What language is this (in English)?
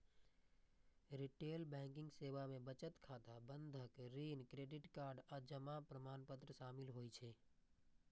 Maithili